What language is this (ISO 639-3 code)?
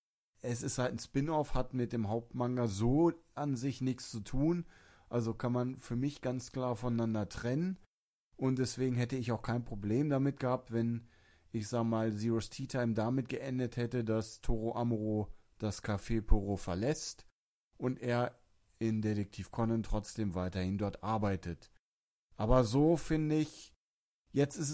deu